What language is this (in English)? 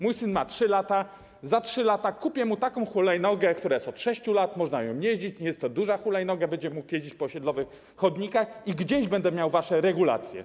Polish